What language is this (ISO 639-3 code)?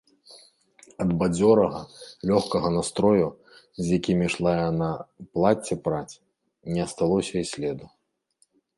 bel